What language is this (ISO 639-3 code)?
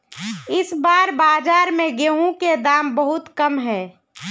mag